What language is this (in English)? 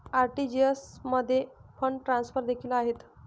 Marathi